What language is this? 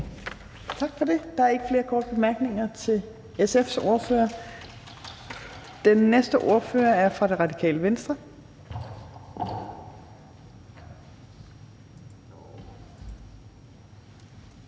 Danish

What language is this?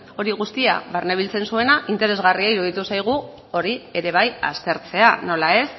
Basque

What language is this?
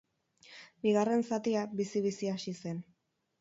Basque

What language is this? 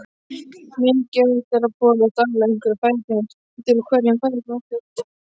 Icelandic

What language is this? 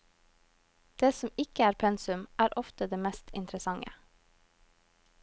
Norwegian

